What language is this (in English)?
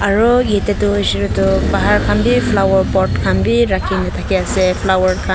Naga Pidgin